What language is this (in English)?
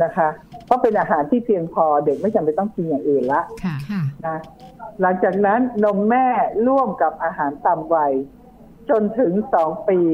Thai